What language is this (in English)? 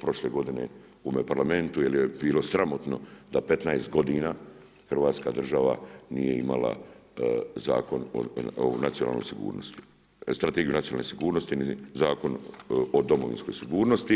Croatian